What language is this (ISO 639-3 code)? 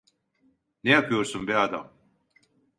tur